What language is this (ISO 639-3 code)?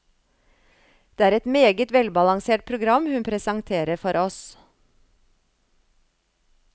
nor